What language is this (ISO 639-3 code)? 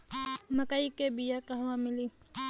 bho